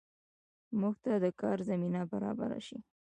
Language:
Pashto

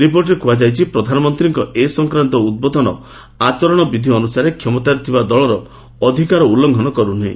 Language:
Odia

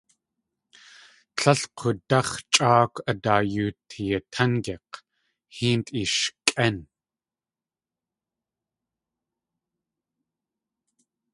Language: Tlingit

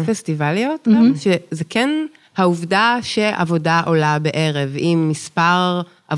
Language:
Hebrew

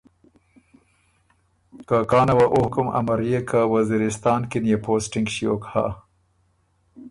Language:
Ormuri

